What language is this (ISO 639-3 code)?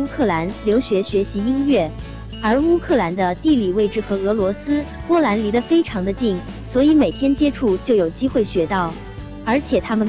zho